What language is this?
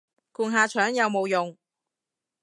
Cantonese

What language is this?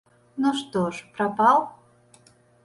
Belarusian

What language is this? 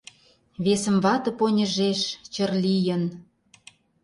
Mari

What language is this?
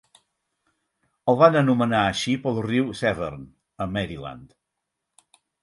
Catalan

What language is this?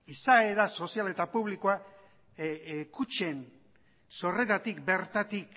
Basque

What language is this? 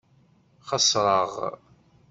Kabyle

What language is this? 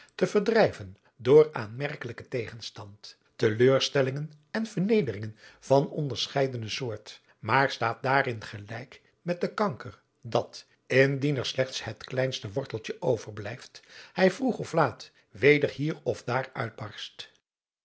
Dutch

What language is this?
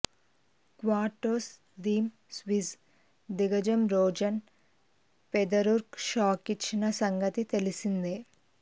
Telugu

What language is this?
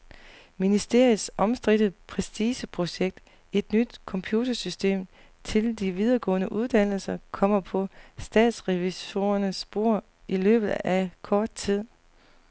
Danish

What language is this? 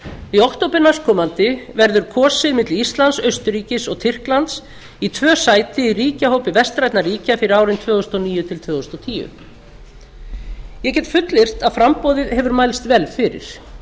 Icelandic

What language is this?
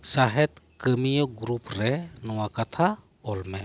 Santali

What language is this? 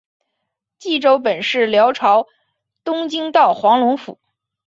Chinese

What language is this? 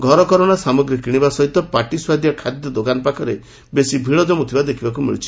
Odia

